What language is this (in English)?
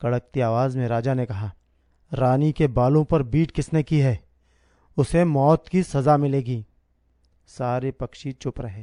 Hindi